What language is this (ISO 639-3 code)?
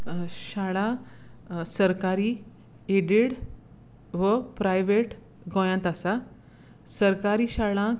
kok